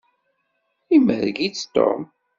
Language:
Kabyle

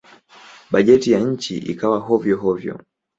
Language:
Swahili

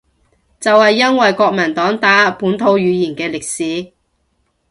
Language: Cantonese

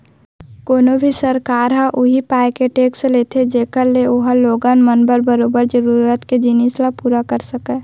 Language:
Chhattisgarhi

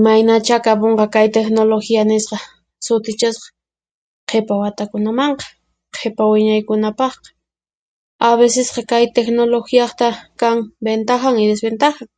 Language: Puno Quechua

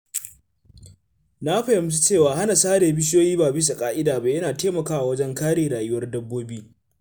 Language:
Hausa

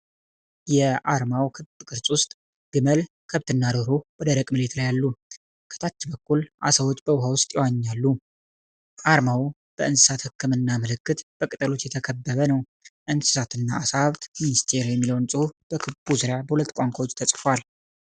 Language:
Amharic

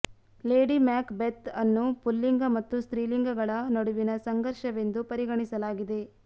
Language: Kannada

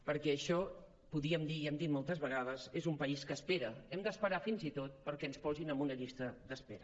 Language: Catalan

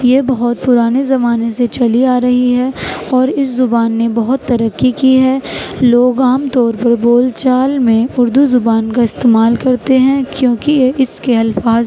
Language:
Urdu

